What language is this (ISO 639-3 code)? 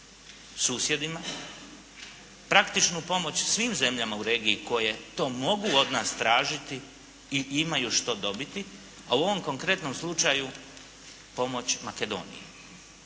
hrv